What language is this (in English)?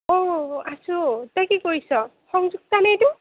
Assamese